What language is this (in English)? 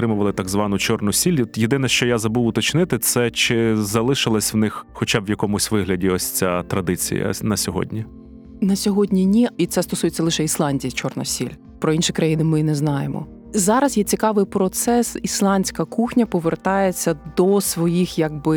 Ukrainian